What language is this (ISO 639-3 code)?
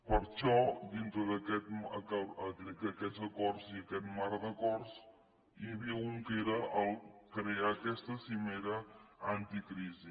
cat